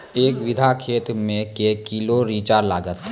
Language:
Maithili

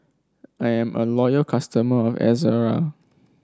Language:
English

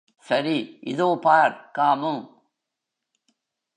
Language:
Tamil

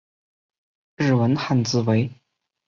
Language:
Chinese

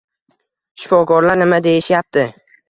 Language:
Uzbek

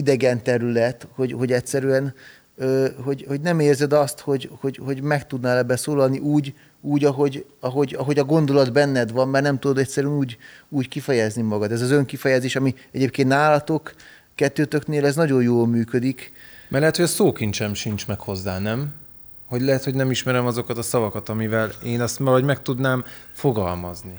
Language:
Hungarian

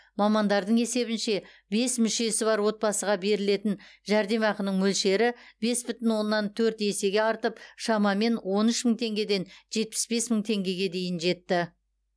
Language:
Kazakh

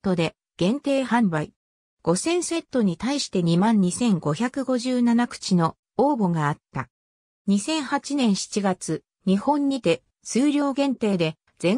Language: Japanese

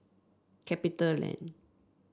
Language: English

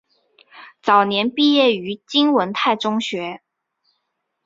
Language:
Chinese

